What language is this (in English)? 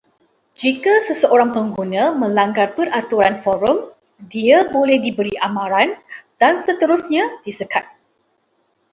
Malay